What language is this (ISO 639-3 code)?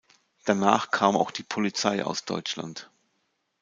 deu